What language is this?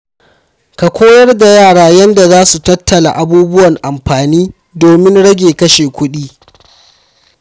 Hausa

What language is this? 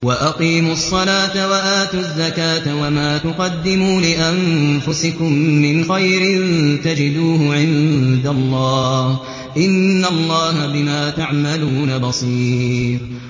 Arabic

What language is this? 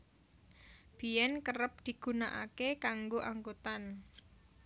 Javanese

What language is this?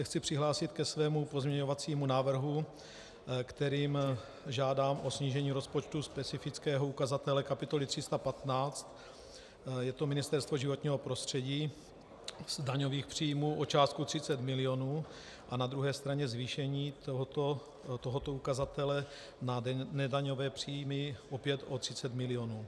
Czech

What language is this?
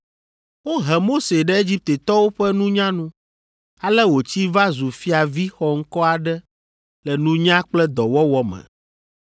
Ewe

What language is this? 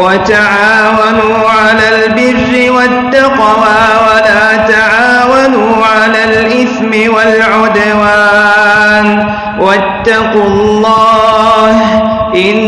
Arabic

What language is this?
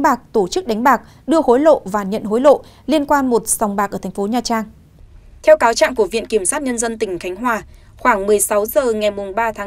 Vietnamese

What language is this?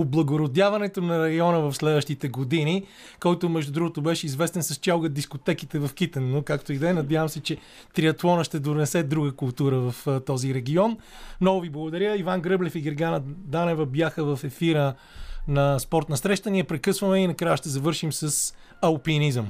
Bulgarian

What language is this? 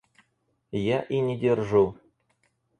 Russian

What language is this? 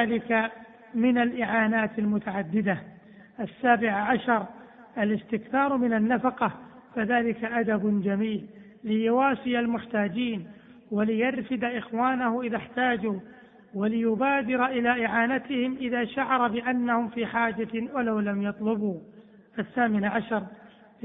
Arabic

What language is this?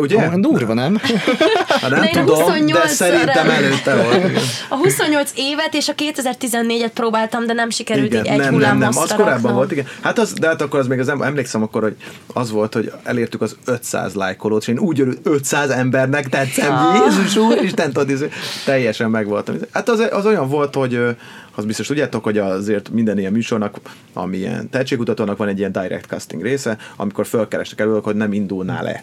Hungarian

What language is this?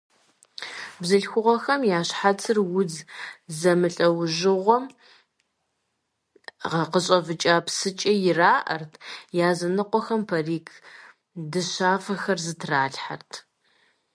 Kabardian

